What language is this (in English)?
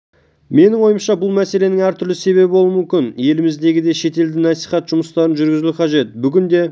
Kazakh